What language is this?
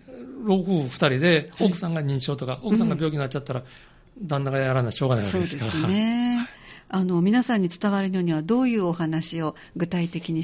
Japanese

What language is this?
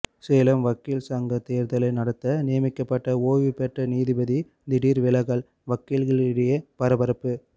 Tamil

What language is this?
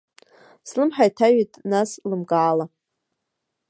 Abkhazian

